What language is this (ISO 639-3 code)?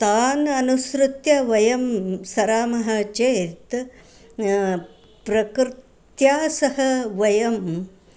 san